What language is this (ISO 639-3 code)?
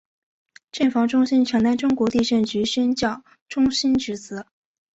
zho